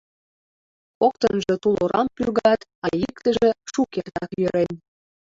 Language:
Mari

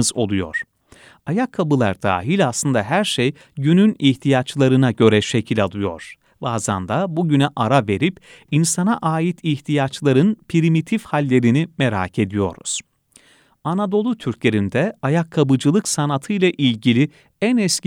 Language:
Turkish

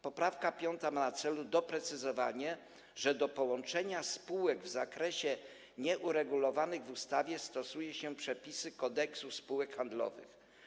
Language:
Polish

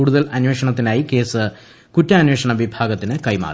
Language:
Malayalam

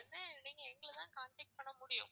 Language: Tamil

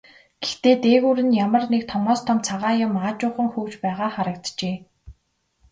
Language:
Mongolian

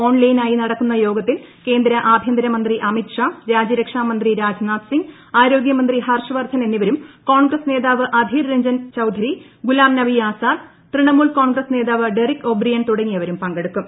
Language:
Malayalam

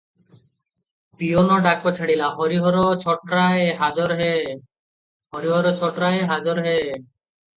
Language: Odia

